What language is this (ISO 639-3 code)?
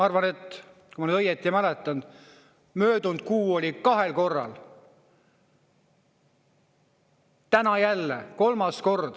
est